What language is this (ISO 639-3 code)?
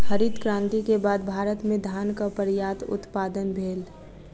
mai